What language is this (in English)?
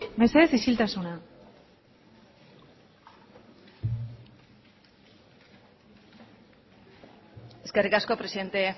Basque